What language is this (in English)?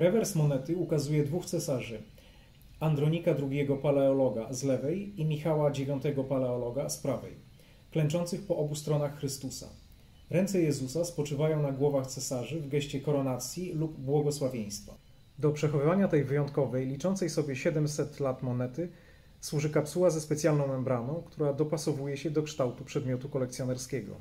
Polish